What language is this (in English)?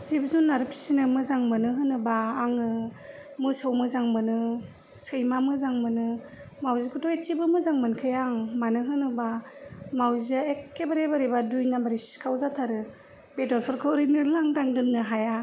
Bodo